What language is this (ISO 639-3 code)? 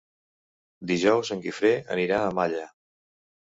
cat